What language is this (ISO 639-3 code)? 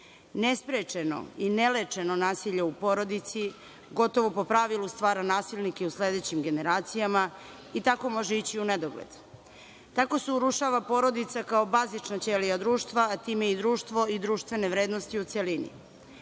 srp